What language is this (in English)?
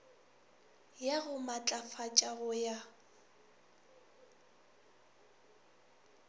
Northern Sotho